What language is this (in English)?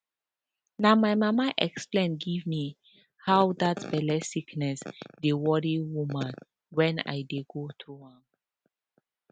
Nigerian Pidgin